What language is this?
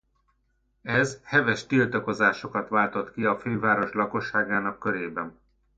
Hungarian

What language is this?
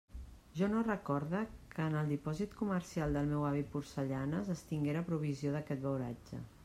Catalan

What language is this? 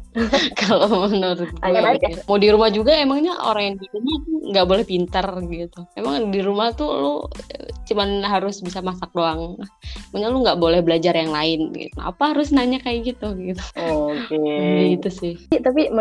Indonesian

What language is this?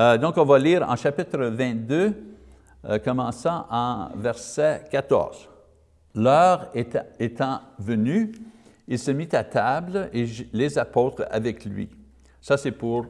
French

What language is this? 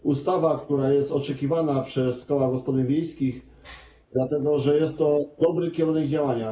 Polish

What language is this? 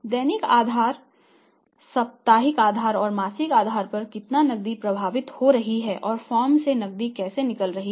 Hindi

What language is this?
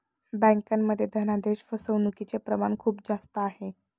Marathi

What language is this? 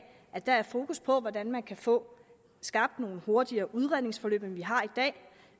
Danish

